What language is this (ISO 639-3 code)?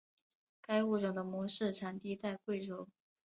zho